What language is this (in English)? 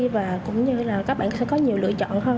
Vietnamese